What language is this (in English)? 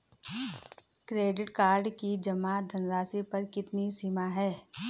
Hindi